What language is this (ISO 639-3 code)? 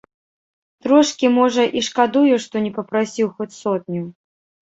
bel